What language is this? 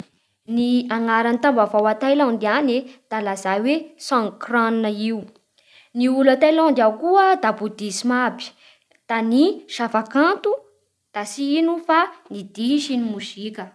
Bara Malagasy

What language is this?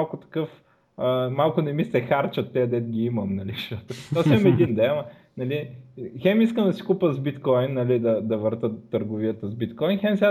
Bulgarian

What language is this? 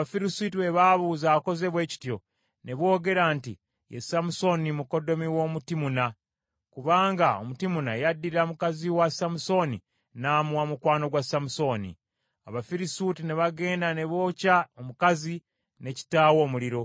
Ganda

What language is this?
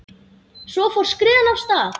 Icelandic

